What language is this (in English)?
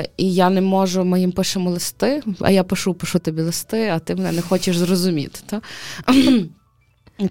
Ukrainian